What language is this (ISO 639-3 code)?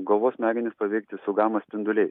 lit